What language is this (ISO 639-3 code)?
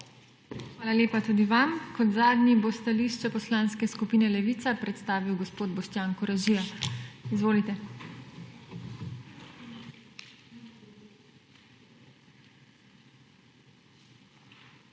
slv